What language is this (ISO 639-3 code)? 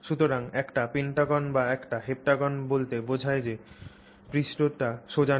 ben